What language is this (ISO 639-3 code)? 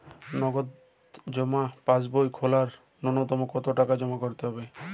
ben